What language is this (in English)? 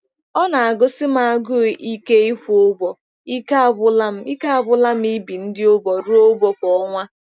Igbo